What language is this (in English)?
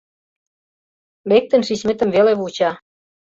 Mari